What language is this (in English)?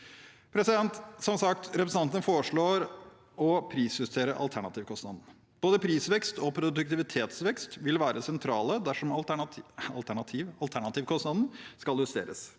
Norwegian